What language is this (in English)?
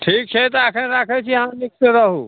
Maithili